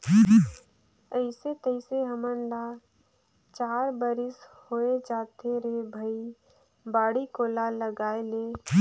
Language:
Chhattisgarhi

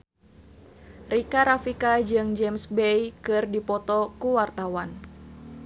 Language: Sundanese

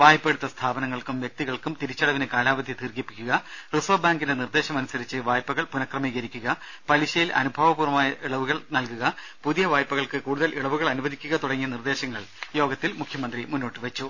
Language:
Malayalam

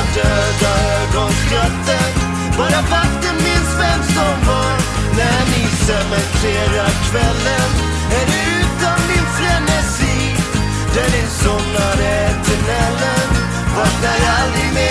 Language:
Swedish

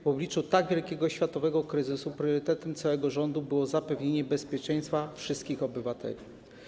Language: Polish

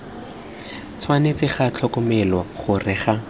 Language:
Tswana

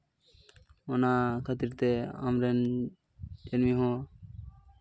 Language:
Santali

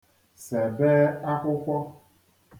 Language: Igbo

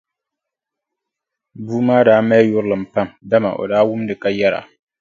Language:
Dagbani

